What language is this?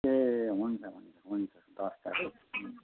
Nepali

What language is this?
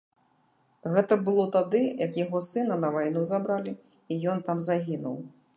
Belarusian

